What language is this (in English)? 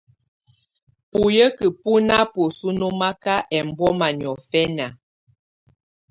Tunen